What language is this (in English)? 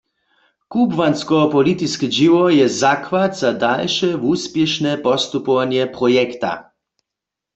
Upper Sorbian